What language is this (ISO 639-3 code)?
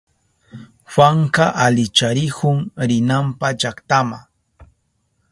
qup